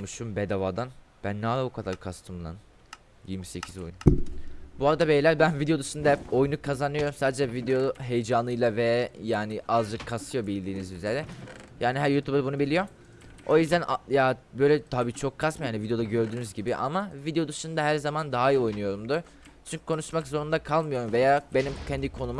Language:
Turkish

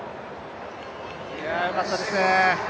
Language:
Japanese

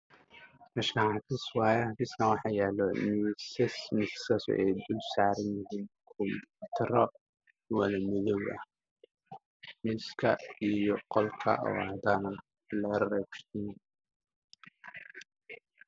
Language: Somali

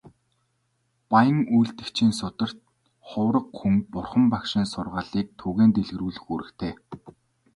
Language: Mongolian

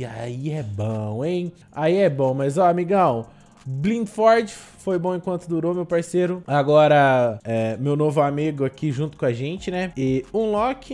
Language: Portuguese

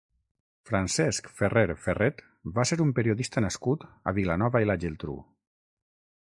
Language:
Catalan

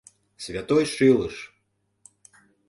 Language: Mari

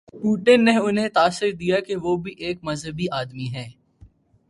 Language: Urdu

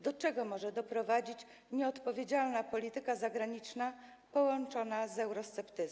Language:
Polish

